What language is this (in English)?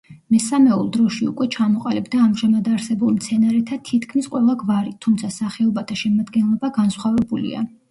Georgian